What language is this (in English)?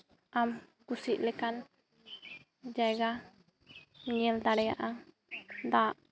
Santali